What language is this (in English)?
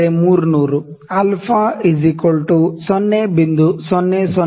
Kannada